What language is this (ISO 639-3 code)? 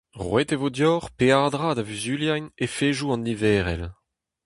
bre